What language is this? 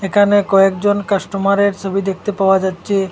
Bangla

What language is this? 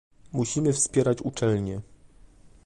Polish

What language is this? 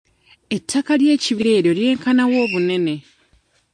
Ganda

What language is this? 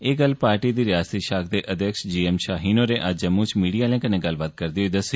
Dogri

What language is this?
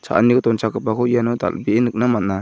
Garo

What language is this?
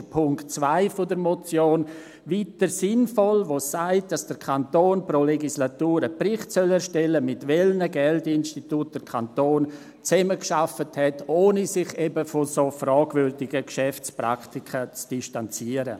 Swiss German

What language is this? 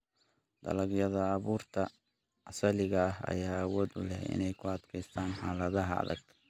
Somali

